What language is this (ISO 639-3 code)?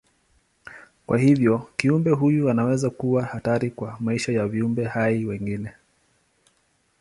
swa